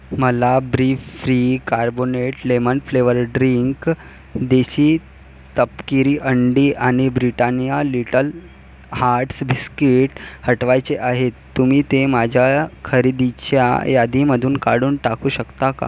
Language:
Marathi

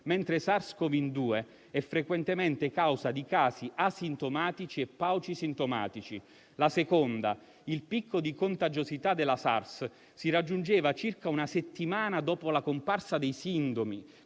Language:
Italian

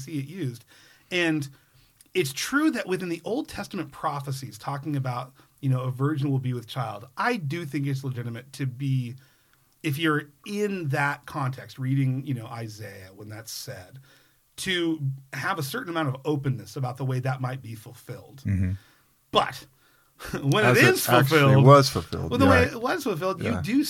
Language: English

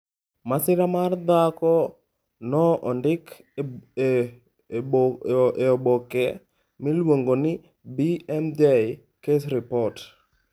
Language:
Luo (Kenya and Tanzania)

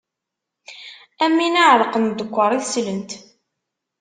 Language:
Kabyle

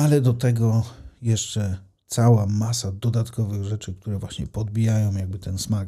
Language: Polish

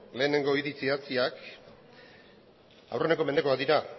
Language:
Basque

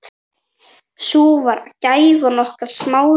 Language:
Icelandic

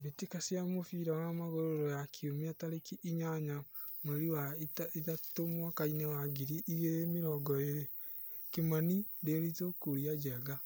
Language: Kikuyu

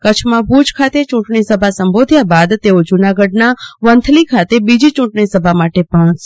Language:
Gujarati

